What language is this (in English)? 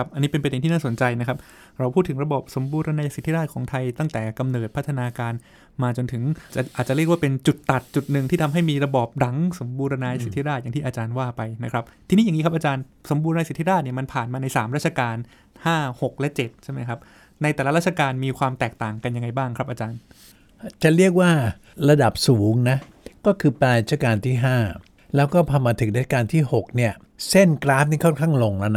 Thai